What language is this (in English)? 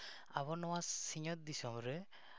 Santali